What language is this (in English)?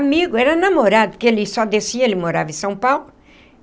Portuguese